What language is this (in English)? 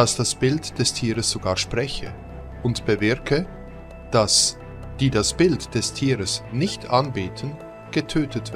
German